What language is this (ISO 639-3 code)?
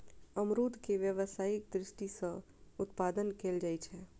mai